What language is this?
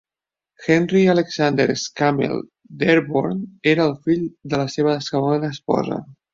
Catalan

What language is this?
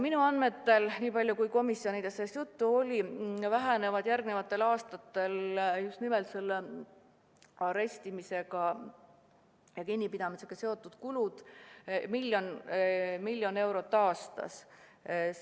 Estonian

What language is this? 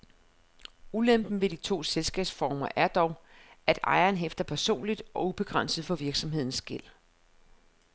Danish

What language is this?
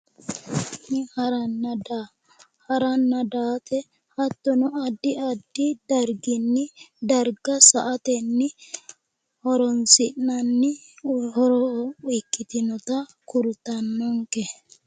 Sidamo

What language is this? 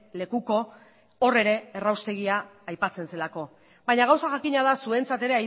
Basque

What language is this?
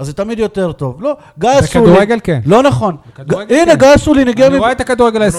Hebrew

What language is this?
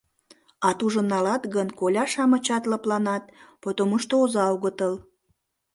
Mari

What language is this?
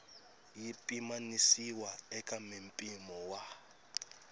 Tsonga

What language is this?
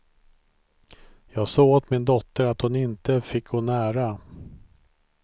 Swedish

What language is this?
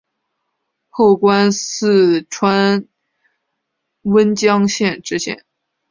Chinese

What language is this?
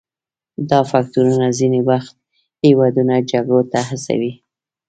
Pashto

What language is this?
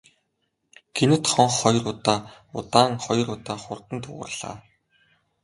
Mongolian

